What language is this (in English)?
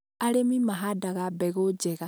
Kikuyu